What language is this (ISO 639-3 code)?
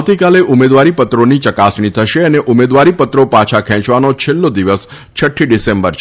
guj